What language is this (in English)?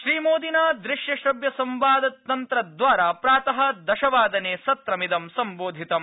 Sanskrit